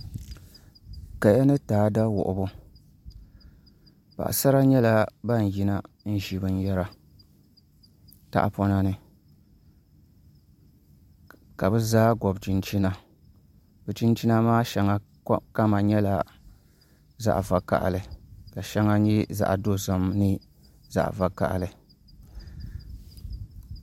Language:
Dagbani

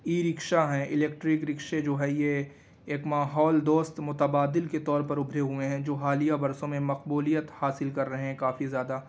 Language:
Urdu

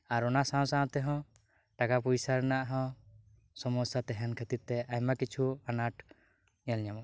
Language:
Santali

